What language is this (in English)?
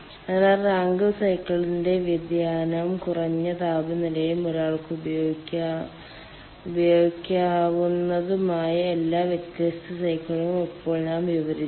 Malayalam